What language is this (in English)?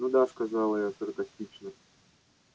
Russian